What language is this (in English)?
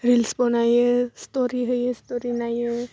Bodo